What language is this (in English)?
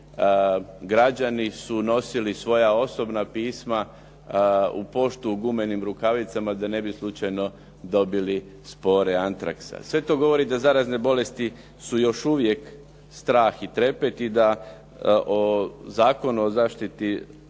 Croatian